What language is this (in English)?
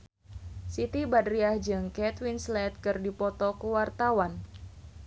Sundanese